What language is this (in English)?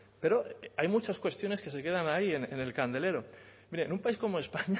Spanish